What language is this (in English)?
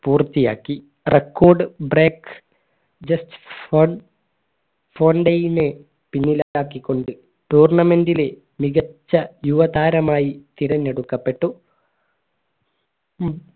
Malayalam